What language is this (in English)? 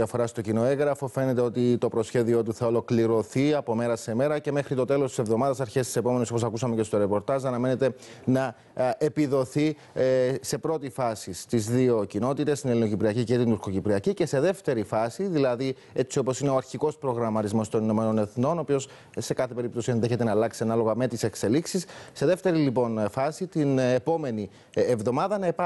Greek